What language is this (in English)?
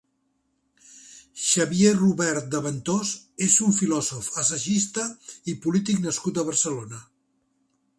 Catalan